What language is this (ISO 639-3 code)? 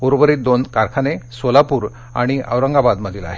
mar